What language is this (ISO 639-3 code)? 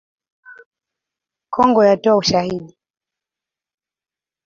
swa